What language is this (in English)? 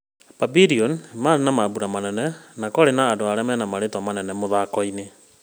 Kikuyu